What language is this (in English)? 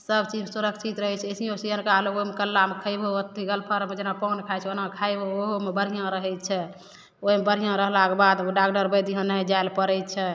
Maithili